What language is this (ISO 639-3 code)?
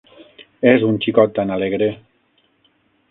cat